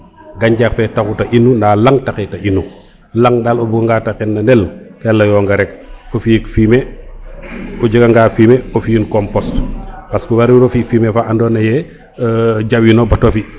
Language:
Serer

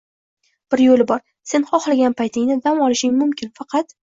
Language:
Uzbek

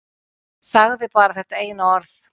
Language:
Icelandic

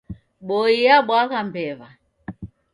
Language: Taita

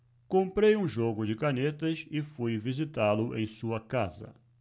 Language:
Portuguese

